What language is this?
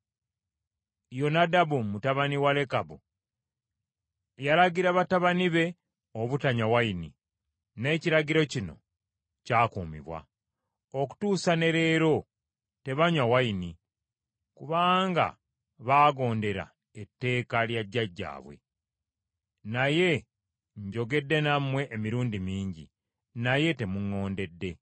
Ganda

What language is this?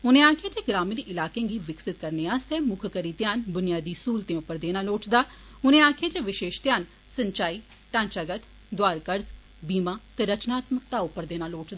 Dogri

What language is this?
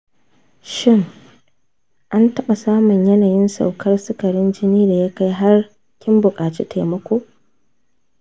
Hausa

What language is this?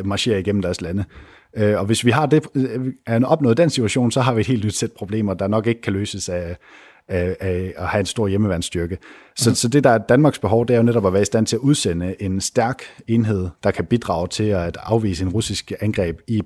Danish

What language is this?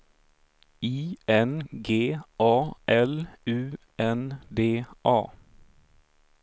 Swedish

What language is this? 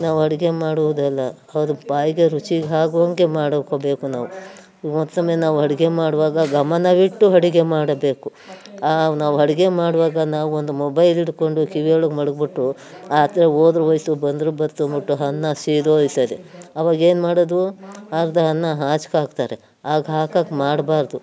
Kannada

